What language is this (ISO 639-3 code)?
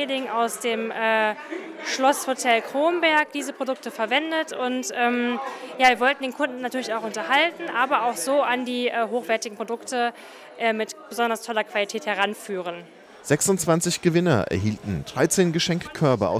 deu